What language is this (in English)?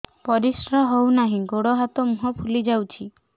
Odia